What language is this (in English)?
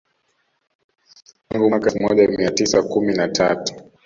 Swahili